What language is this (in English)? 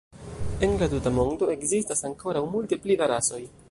Esperanto